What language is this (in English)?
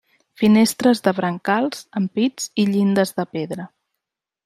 Catalan